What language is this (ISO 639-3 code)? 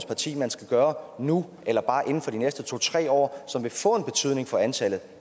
dan